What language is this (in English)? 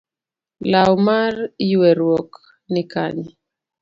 Luo (Kenya and Tanzania)